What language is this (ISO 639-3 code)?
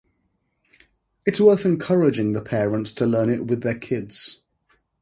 eng